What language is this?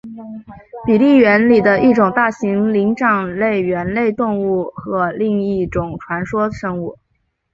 Chinese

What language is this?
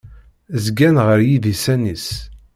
Kabyle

